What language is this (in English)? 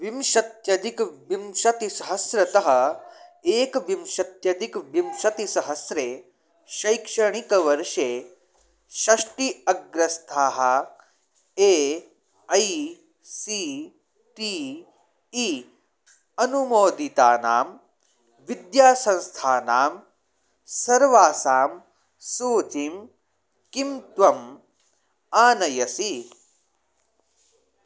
Sanskrit